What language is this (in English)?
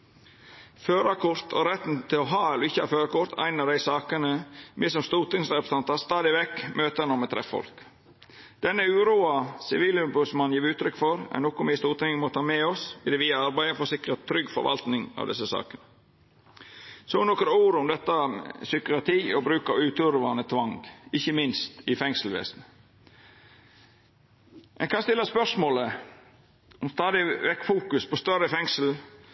Norwegian Nynorsk